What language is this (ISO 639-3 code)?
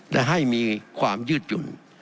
tha